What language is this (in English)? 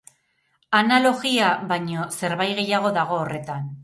Basque